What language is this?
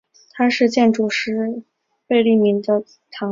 Chinese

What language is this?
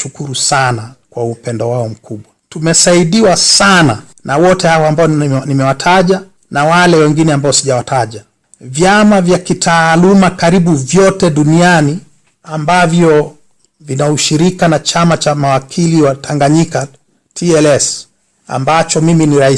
Swahili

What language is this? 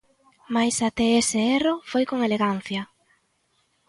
Galician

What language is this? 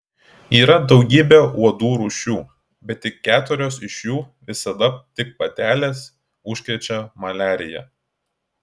Lithuanian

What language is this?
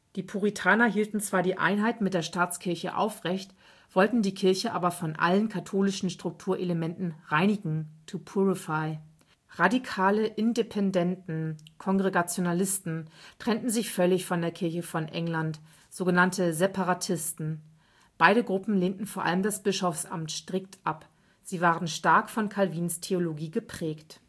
German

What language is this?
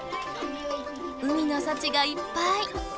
Japanese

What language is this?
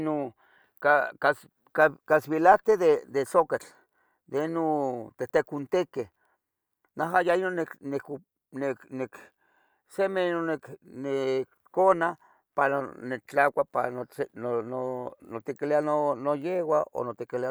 Tetelcingo Nahuatl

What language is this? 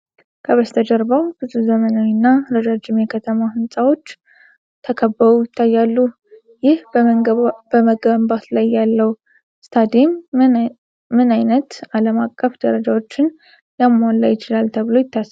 Amharic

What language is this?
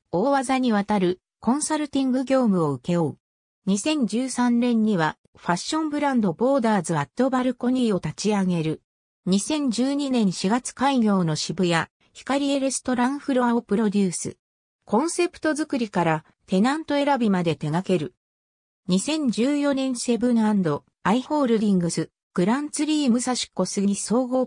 Japanese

